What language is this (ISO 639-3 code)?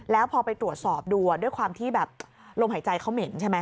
tha